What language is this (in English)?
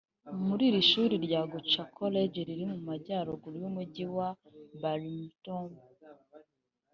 Kinyarwanda